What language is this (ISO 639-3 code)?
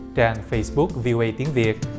vie